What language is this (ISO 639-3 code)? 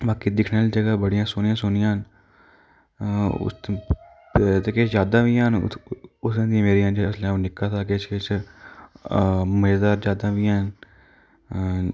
doi